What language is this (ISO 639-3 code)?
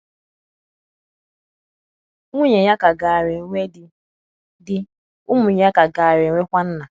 ibo